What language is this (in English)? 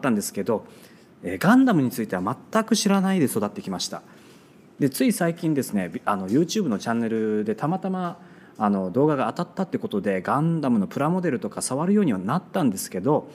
Japanese